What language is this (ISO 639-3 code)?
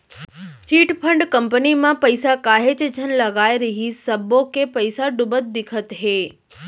hne